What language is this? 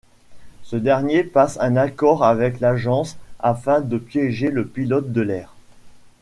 French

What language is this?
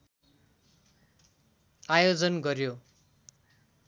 Nepali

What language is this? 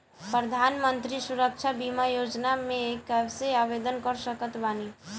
Bhojpuri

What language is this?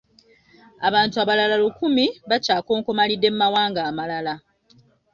Ganda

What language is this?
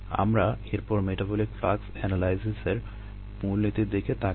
Bangla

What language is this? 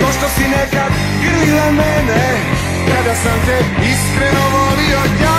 Romanian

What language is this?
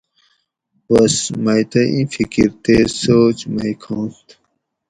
Gawri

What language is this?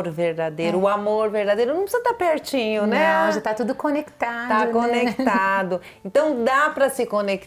Portuguese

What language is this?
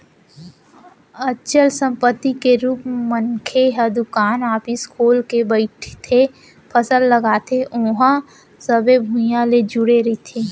Chhattisgarhi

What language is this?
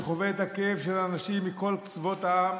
Hebrew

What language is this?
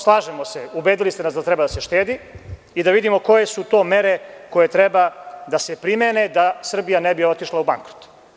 Serbian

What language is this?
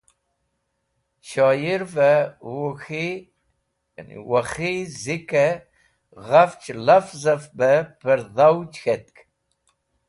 Wakhi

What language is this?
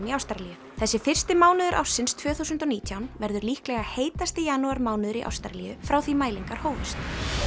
Icelandic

